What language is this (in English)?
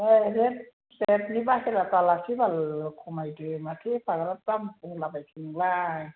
Bodo